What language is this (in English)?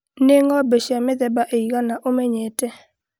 Kikuyu